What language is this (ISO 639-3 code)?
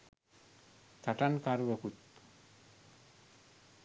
sin